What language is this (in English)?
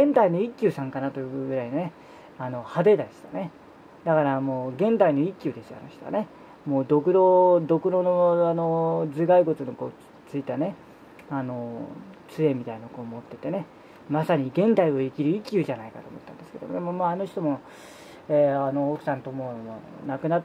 Japanese